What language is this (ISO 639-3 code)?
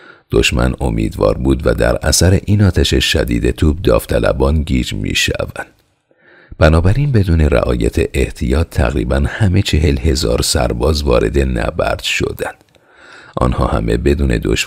fas